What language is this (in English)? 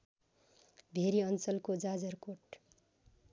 Nepali